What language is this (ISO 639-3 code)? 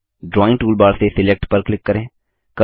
hin